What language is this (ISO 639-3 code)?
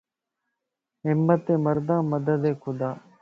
lss